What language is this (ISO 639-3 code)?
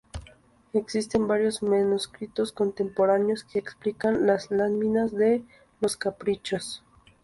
spa